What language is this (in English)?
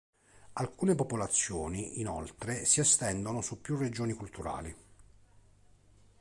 Italian